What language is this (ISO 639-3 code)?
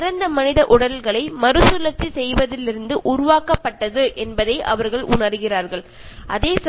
mal